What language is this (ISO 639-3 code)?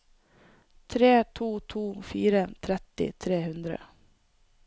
nor